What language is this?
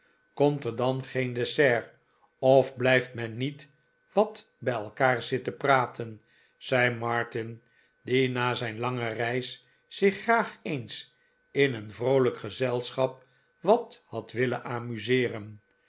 Dutch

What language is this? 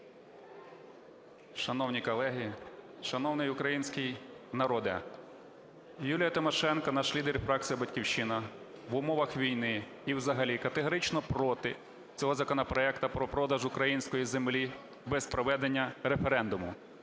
Ukrainian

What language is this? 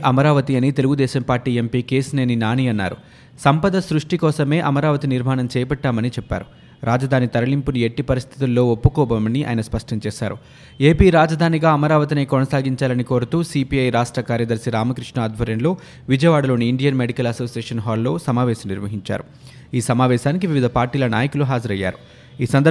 Telugu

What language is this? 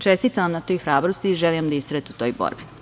Serbian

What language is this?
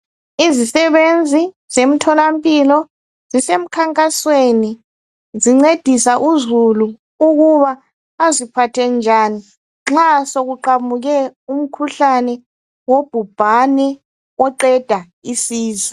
North Ndebele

